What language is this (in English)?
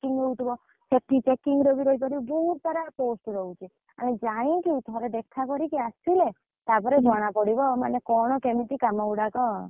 Odia